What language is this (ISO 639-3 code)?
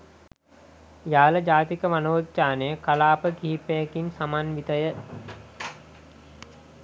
sin